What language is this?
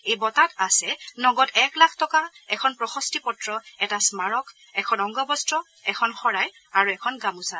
Assamese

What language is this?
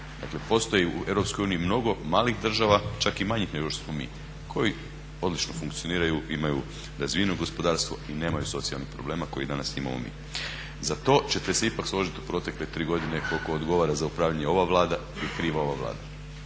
Croatian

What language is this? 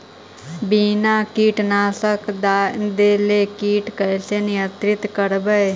Magahi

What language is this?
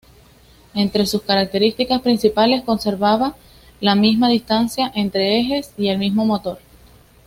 Spanish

